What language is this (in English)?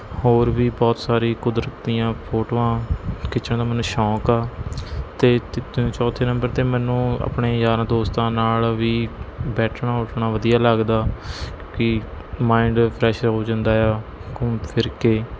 Punjabi